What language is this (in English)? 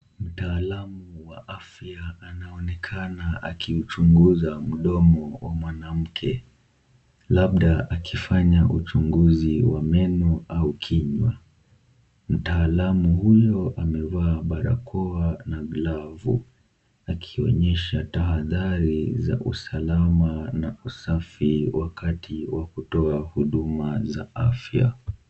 Swahili